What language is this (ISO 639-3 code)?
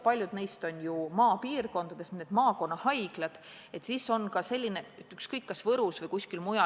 est